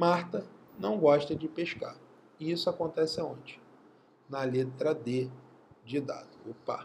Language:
Portuguese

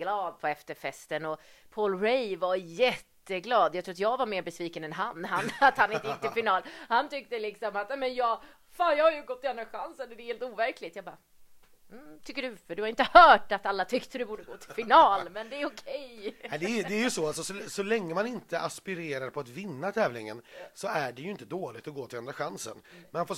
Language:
Swedish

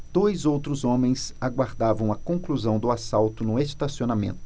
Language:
Portuguese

